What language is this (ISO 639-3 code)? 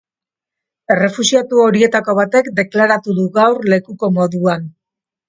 eus